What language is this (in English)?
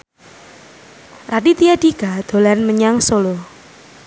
Javanese